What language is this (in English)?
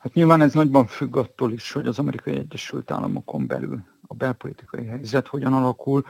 Hungarian